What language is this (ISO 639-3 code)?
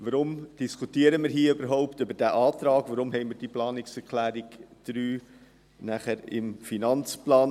gsw